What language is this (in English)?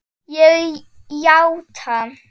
Icelandic